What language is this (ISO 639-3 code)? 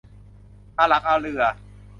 tha